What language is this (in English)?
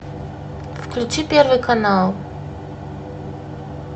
Russian